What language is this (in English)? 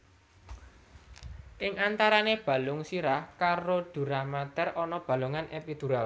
Javanese